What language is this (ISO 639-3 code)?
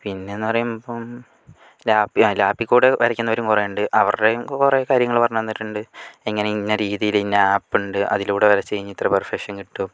mal